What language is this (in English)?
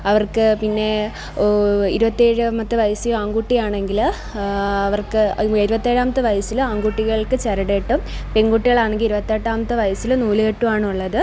Malayalam